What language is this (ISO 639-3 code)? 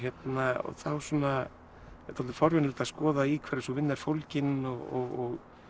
isl